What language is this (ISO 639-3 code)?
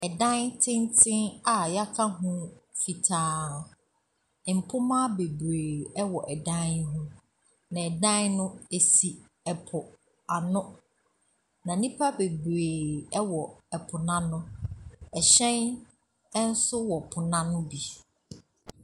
aka